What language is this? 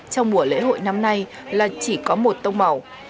Vietnamese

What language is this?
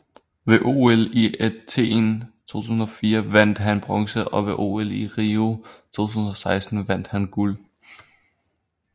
Danish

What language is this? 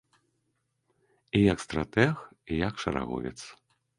Belarusian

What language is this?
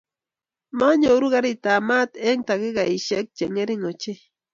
Kalenjin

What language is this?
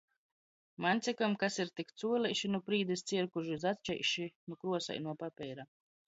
Latgalian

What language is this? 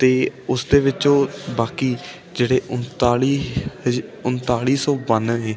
Punjabi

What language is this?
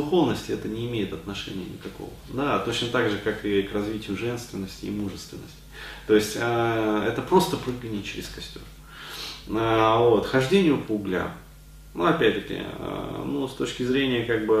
Russian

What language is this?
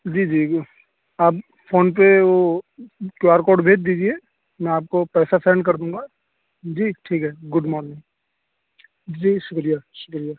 Urdu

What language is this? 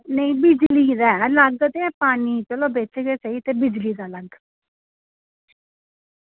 Dogri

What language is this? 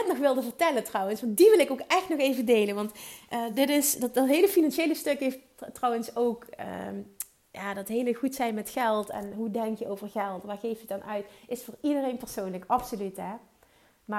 Dutch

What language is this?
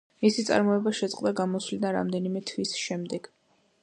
Georgian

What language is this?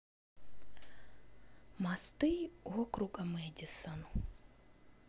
Russian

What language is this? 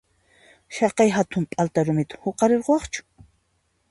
Puno Quechua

